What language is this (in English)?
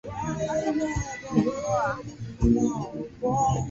Swahili